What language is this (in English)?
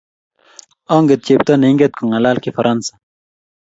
Kalenjin